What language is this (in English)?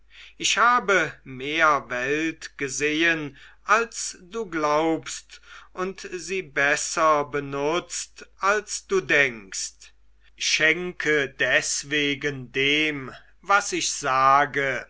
German